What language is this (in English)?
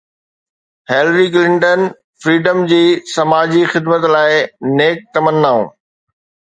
Sindhi